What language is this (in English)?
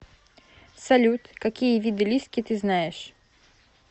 Russian